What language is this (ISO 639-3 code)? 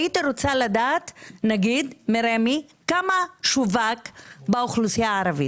heb